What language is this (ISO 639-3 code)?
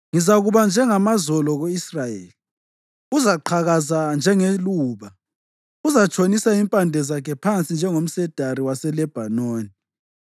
nde